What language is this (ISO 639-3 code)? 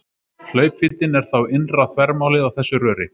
isl